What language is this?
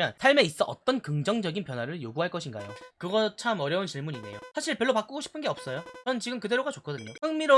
Korean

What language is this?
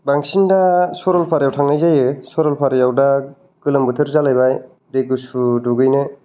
Bodo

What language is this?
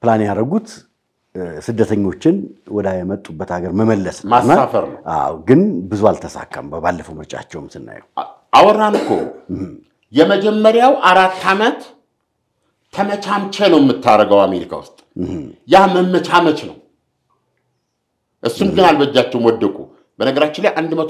Arabic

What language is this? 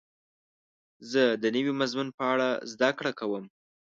Pashto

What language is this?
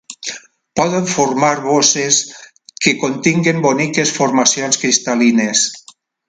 Catalan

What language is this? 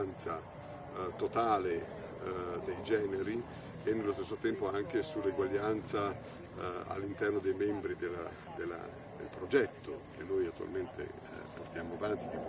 Italian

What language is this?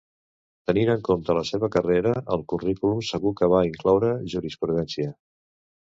Catalan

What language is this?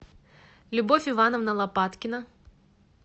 Russian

